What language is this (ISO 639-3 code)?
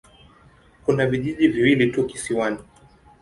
swa